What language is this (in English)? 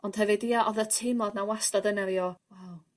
Welsh